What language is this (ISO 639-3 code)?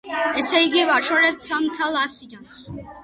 kat